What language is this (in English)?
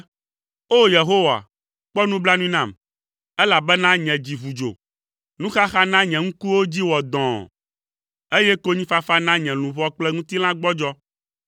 Ewe